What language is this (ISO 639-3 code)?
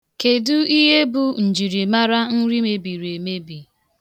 ibo